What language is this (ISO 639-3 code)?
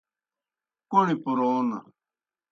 plk